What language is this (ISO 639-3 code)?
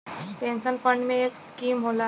bho